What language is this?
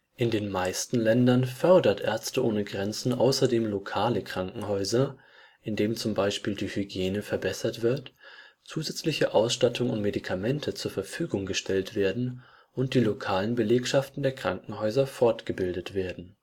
German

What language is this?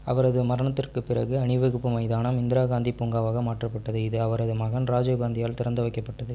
Tamil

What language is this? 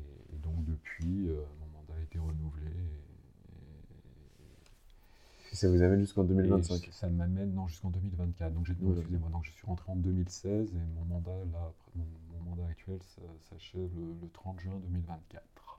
French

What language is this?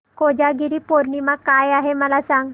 Marathi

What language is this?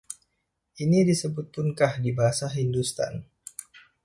Indonesian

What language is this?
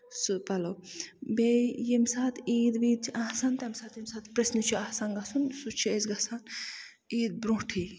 Kashmiri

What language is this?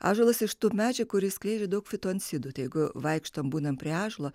Lithuanian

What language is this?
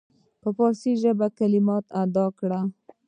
Pashto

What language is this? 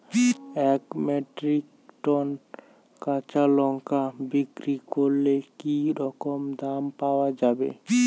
Bangla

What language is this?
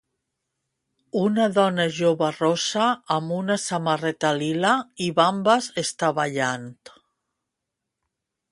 Catalan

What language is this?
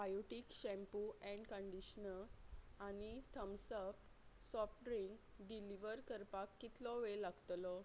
Konkani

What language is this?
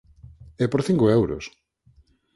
Galician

